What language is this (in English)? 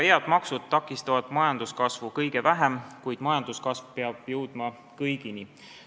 Estonian